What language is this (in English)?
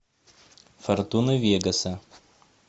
Russian